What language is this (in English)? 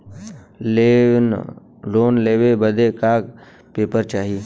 Bhojpuri